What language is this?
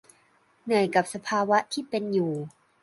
Thai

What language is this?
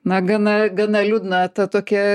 Lithuanian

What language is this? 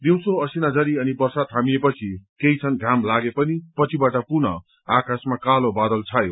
Nepali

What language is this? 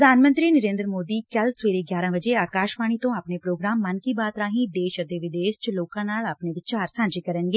Punjabi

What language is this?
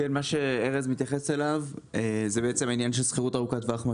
Hebrew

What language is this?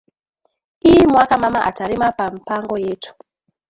Swahili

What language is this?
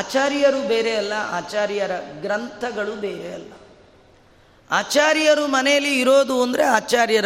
Kannada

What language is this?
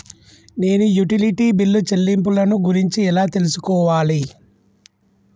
Telugu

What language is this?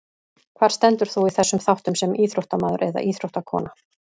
Icelandic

